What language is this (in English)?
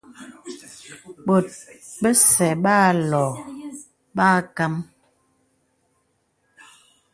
Bebele